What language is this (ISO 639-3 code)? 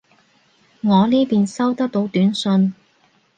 yue